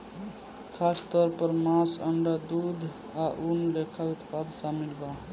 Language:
Bhojpuri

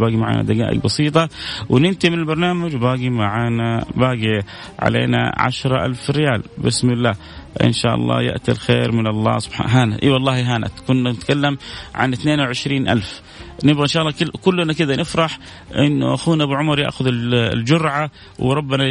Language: Arabic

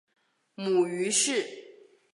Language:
Chinese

